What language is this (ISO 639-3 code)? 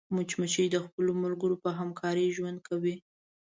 pus